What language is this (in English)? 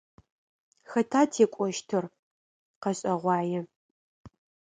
Adyghe